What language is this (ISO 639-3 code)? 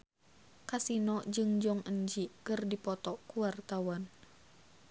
sun